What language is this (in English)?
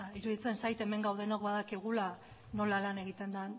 Basque